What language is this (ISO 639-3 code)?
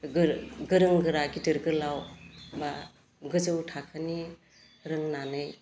brx